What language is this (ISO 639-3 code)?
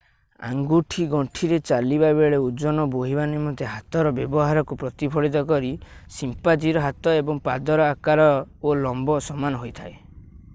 ori